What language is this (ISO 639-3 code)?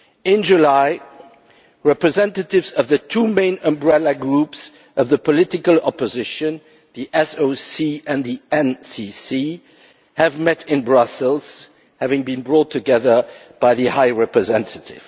eng